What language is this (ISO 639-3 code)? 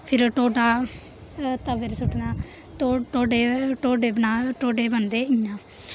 doi